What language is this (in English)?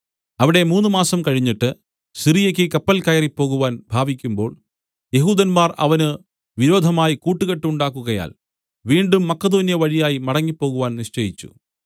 Malayalam